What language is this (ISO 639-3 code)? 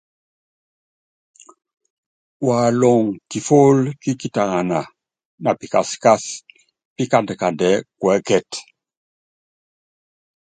yav